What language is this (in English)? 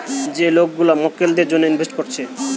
Bangla